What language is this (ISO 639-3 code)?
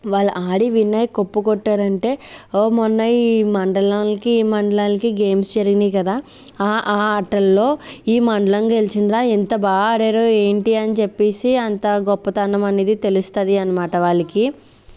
tel